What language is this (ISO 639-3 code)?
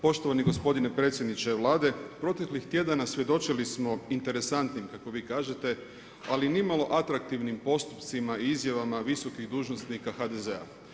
hrv